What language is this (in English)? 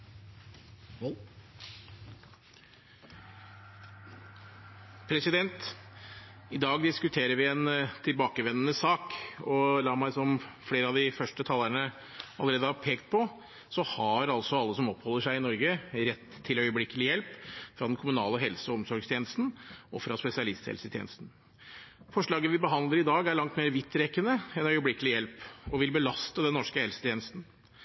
Norwegian